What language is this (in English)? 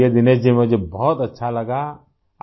Urdu